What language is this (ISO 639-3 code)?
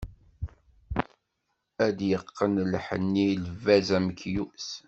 kab